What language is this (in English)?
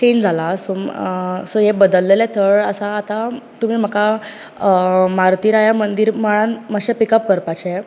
Konkani